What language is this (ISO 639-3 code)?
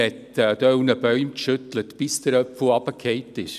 gsw